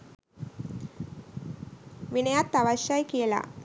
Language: Sinhala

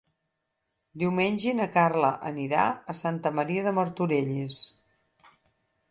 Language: Catalan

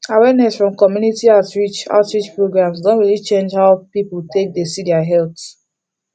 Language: Nigerian Pidgin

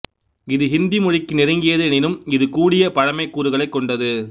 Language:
Tamil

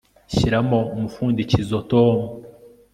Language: Kinyarwanda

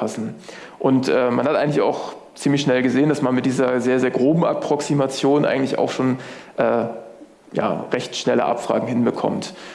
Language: German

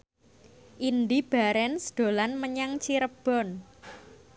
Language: Javanese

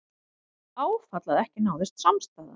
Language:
Icelandic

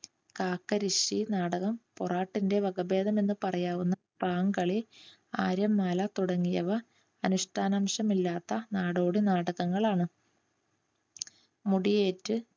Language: Malayalam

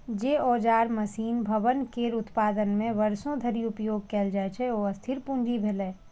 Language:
Maithili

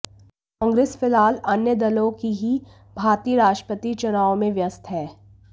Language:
Hindi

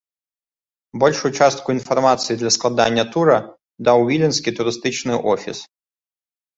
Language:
Belarusian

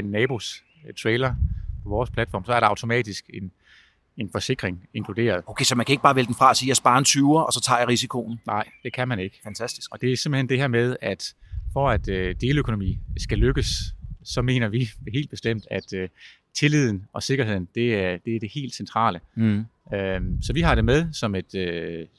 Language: Danish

